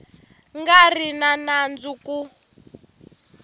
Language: Tsonga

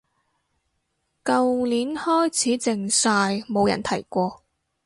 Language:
Cantonese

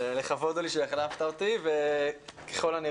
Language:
Hebrew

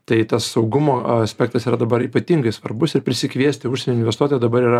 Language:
Lithuanian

